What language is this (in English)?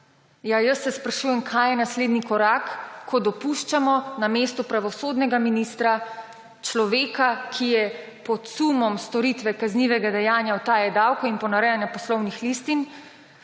Slovenian